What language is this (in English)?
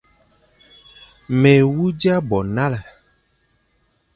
Fang